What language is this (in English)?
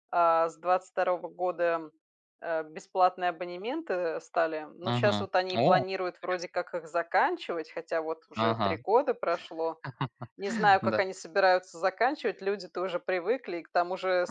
Russian